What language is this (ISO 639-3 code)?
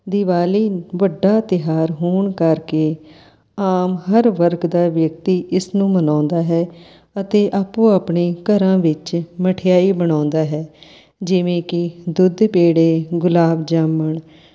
pan